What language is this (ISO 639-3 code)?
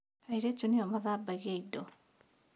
kik